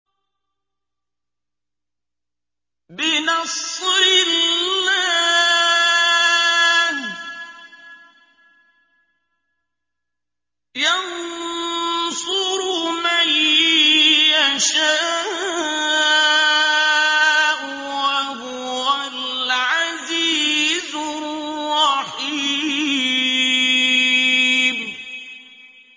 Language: Arabic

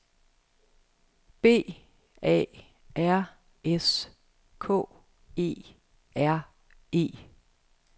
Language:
Danish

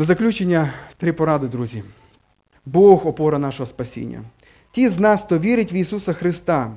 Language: Ukrainian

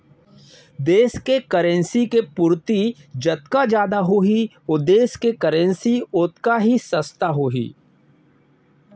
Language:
Chhattisgarhi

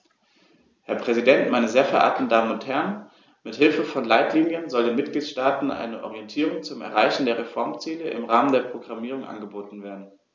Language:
German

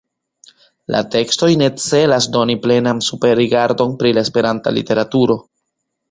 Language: Esperanto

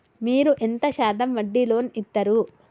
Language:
Telugu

